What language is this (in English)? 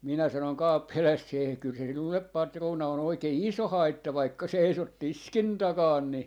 Finnish